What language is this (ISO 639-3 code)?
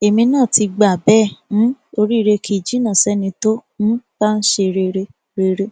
yor